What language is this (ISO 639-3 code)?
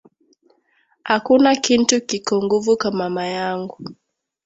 swa